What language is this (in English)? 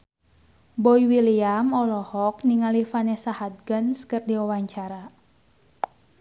Sundanese